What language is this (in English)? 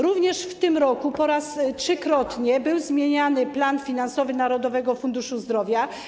Polish